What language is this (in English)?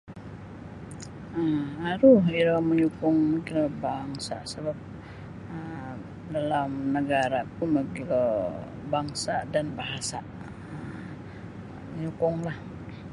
Sabah Bisaya